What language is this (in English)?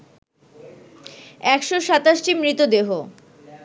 Bangla